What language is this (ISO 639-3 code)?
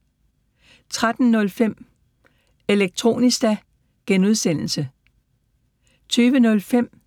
dan